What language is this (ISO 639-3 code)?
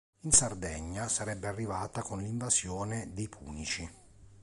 ita